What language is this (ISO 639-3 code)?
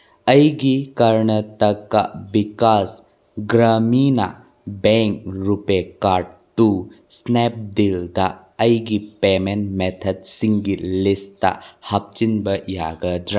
mni